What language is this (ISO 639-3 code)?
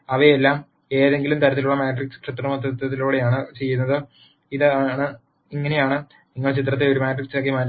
mal